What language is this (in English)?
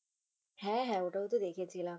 Bangla